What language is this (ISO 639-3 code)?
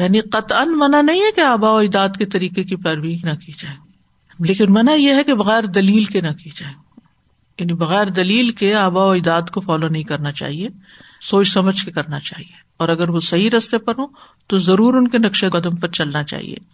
urd